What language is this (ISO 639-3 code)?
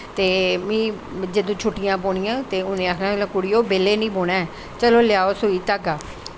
doi